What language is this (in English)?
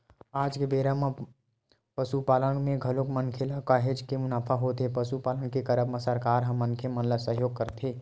Chhattisgarhi